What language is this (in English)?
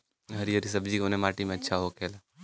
Bhojpuri